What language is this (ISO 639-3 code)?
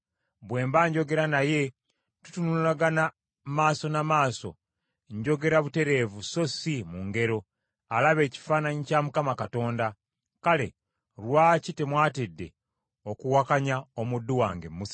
lug